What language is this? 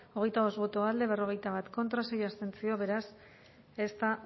Basque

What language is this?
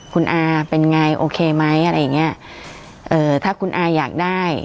Thai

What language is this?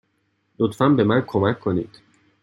Persian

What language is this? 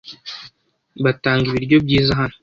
Kinyarwanda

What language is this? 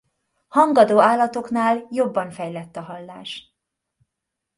Hungarian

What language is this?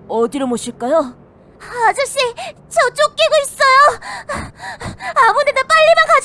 Korean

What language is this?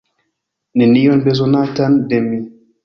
Esperanto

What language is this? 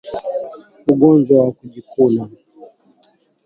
Swahili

